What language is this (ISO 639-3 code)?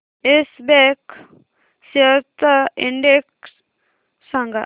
mar